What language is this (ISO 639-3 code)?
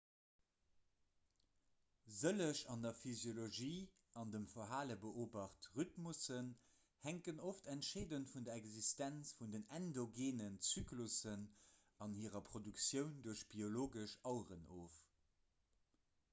ltz